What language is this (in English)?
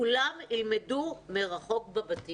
Hebrew